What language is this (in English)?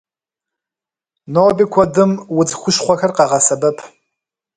Kabardian